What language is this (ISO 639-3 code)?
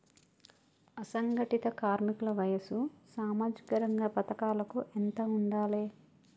tel